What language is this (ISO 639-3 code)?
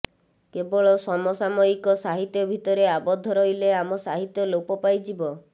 ori